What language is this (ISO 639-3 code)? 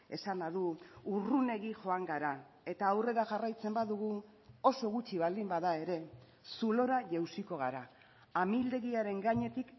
eus